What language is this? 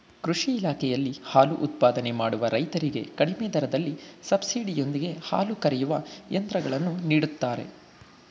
Kannada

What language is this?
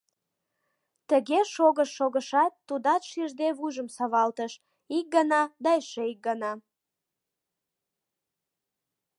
Mari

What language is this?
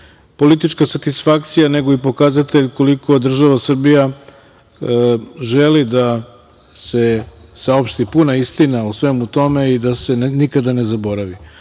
Serbian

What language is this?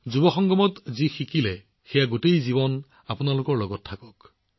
Assamese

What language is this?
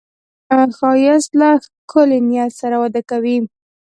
Pashto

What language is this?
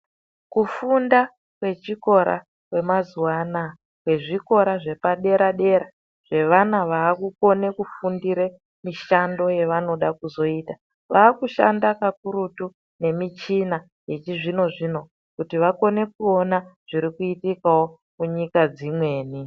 Ndau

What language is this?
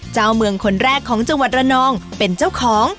Thai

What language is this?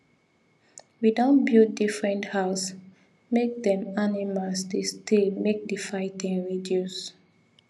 Nigerian Pidgin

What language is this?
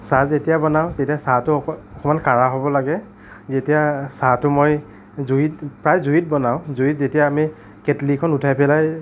Assamese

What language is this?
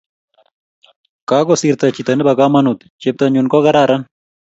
Kalenjin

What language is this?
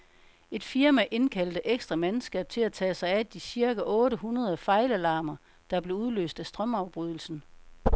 Danish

